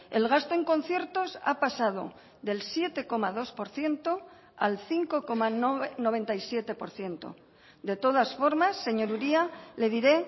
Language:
Spanish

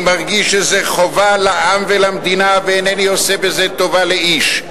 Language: Hebrew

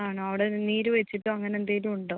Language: Malayalam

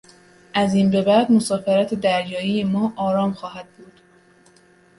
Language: Persian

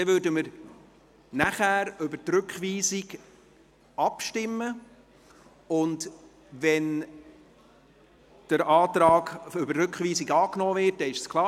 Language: Swiss German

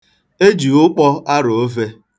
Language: Igbo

